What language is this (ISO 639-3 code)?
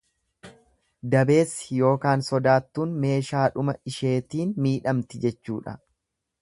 orm